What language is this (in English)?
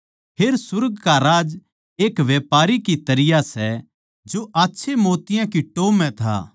Haryanvi